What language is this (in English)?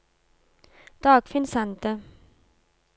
Norwegian